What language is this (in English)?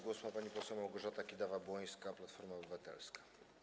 Polish